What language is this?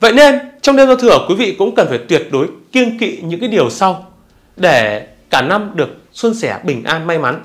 Vietnamese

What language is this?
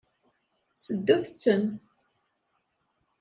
Kabyle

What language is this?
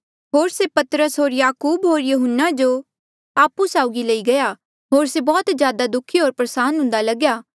Mandeali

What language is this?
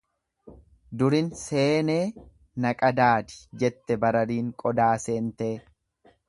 Oromo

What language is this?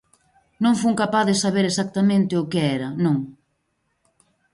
Galician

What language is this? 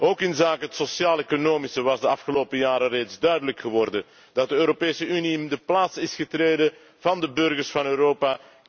Dutch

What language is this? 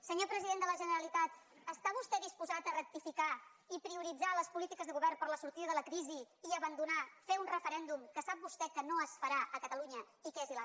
Catalan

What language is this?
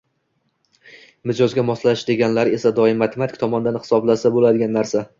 Uzbek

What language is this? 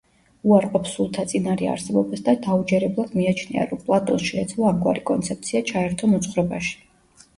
Georgian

